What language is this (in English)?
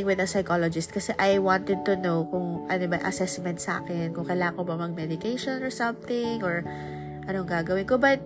Filipino